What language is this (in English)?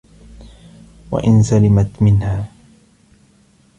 Arabic